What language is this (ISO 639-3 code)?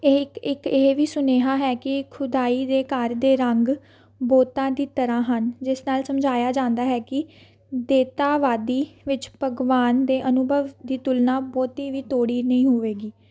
pan